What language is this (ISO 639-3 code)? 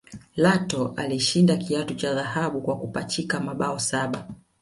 swa